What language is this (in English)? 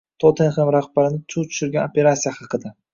Uzbek